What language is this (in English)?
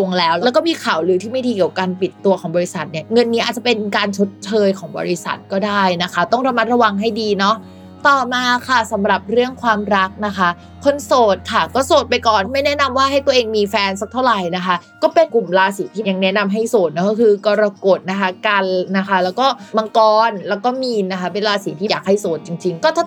Thai